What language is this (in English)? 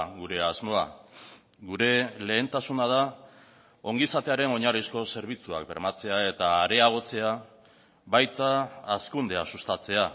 Basque